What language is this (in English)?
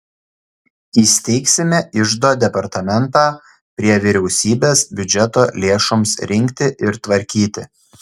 Lithuanian